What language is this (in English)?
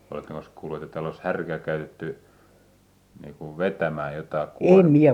Finnish